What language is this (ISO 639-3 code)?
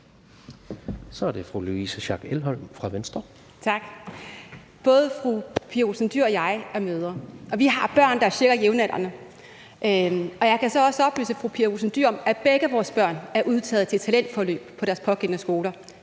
dan